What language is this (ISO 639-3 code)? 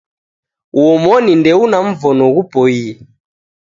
dav